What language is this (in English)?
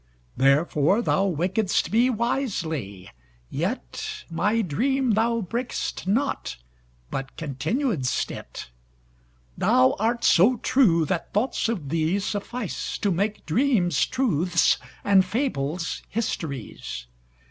English